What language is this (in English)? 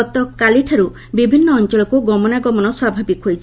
Odia